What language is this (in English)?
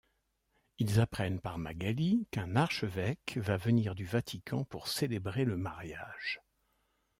French